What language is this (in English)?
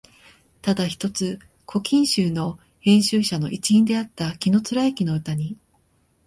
Japanese